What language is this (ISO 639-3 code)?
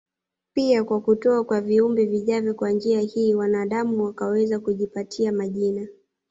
swa